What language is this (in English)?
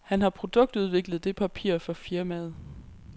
Danish